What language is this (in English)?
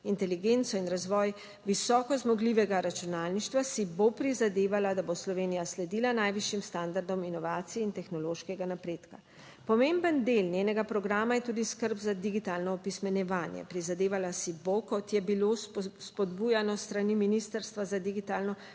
Slovenian